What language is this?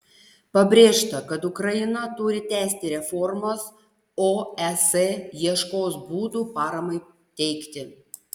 Lithuanian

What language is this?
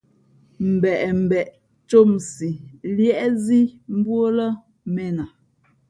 Fe'fe'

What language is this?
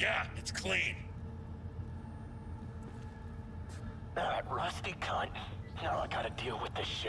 Turkish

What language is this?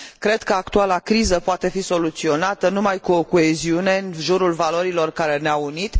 Romanian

